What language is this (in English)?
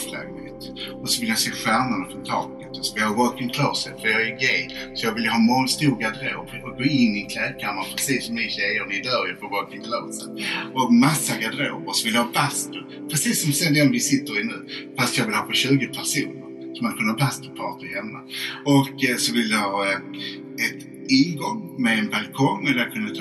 Swedish